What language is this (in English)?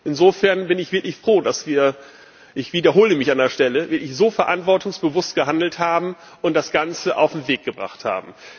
German